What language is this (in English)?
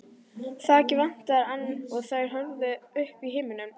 Icelandic